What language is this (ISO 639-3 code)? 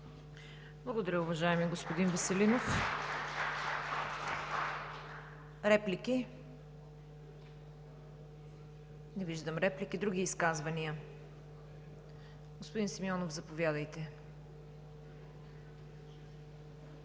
bul